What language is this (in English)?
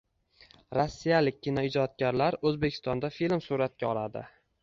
Uzbek